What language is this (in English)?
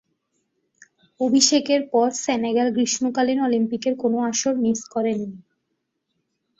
Bangla